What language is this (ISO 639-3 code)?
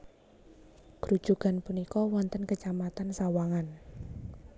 jav